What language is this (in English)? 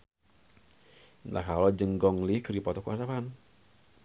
Sundanese